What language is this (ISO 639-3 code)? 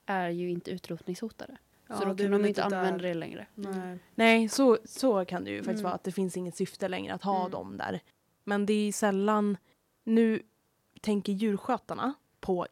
swe